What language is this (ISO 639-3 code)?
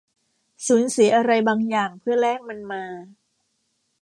tha